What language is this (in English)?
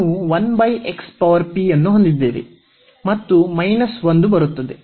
Kannada